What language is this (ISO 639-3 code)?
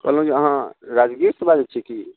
mai